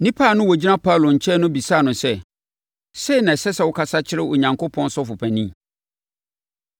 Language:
Akan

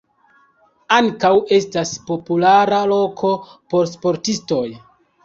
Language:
Esperanto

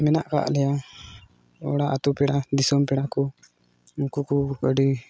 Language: Santali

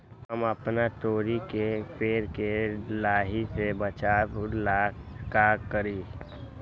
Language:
Magahi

